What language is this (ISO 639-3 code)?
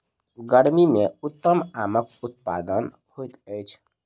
mai